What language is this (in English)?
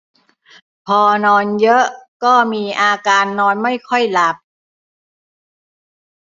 Thai